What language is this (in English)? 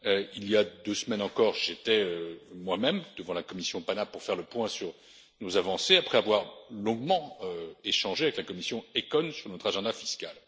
French